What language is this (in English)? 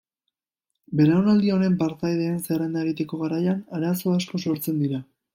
Basque